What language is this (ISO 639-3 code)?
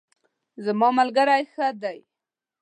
pus